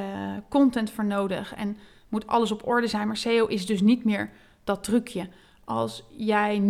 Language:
Dutch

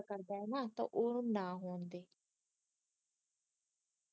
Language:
Punjabi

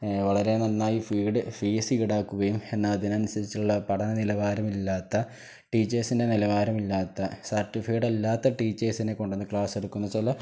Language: Malayalam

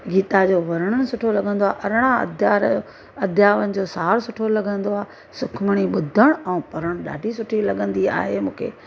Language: Sindhi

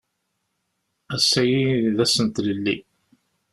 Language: Kabyle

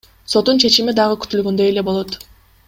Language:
Kyrgyz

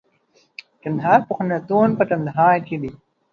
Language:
Pashto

